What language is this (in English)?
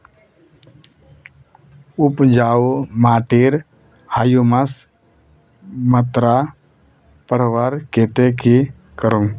Magahi